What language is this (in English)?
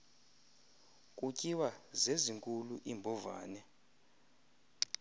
Xhosa